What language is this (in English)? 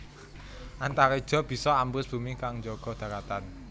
Javanese